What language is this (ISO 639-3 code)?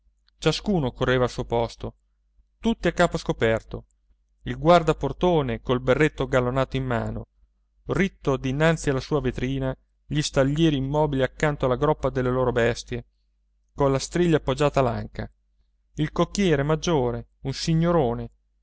ita